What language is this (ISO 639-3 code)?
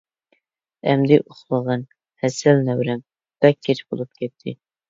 uig